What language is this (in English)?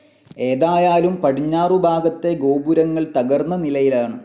Malayalam